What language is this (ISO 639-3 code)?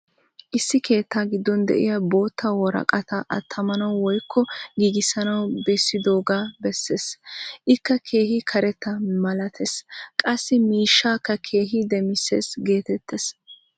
wal